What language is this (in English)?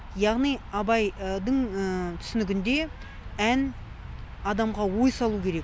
Kazakh